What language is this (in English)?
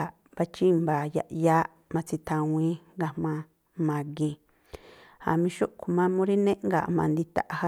Tlacoapa Me'phaa